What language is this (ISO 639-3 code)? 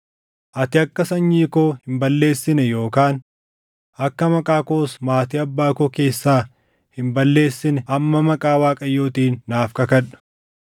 orm